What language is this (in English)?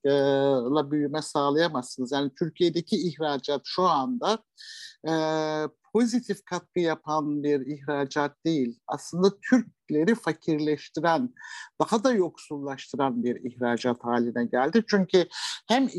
Turkish